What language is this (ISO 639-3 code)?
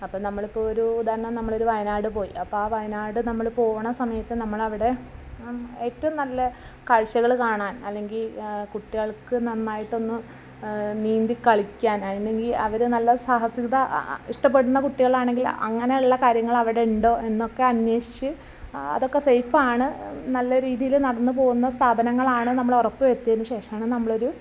mal